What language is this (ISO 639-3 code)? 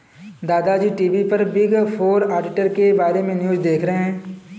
hin